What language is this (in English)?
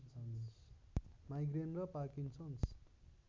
Nepali